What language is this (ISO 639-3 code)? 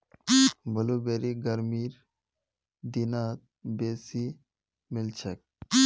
mag